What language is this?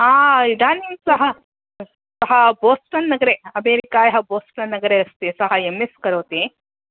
Sanskrit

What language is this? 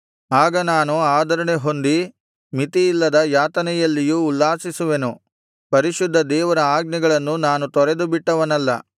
Kannada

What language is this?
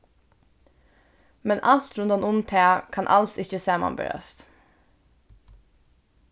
Faroese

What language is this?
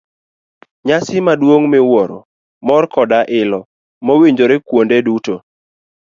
Luo (Kenya and Tanzania)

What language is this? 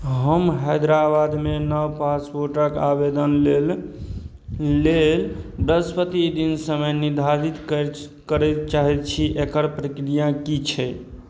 Maithili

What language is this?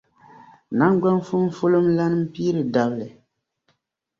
Dagbani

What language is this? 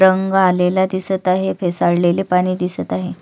Marathi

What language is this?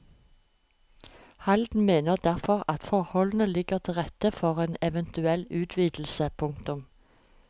Norwegian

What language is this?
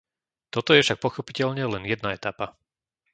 Slovak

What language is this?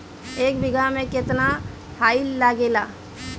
Bhojpuri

